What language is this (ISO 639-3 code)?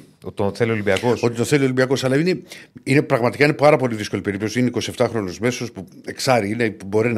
ell